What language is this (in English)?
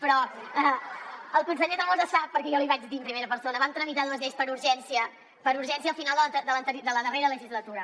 Catalan